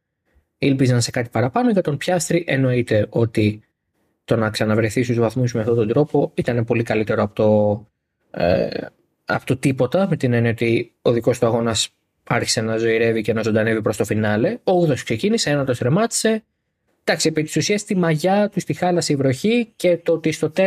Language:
Greek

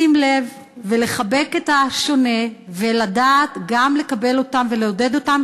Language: Hebrew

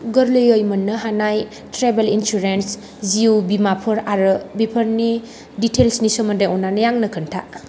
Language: Bodo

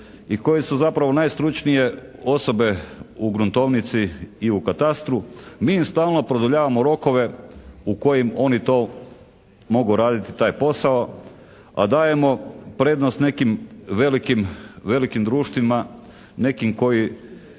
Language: Croatian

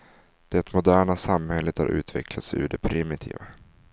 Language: Swedish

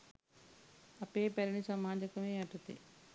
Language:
Sinhala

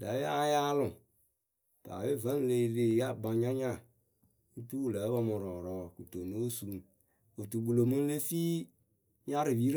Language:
Akebu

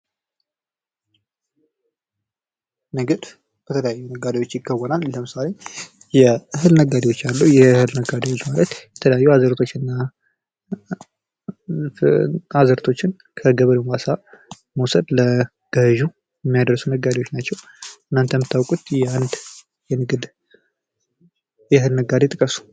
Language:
Amharic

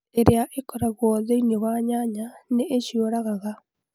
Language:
Kikuyu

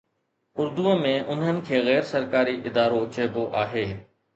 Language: Sindhi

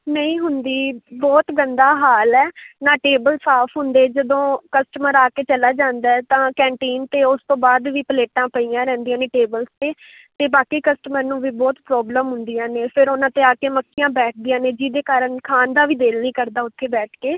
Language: Punjabi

